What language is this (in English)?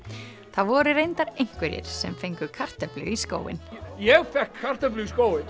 Icelandic